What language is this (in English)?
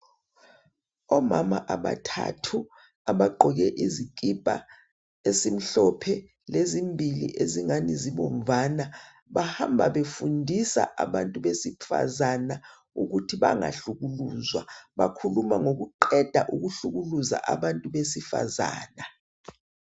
North Ndebele